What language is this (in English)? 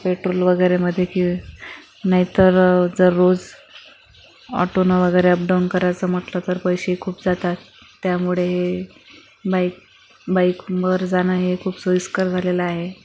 Marathi